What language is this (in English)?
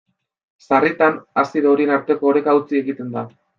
Basque